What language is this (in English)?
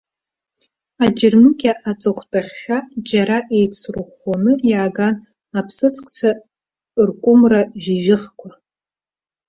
Abkhazian